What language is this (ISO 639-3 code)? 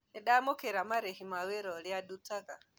kik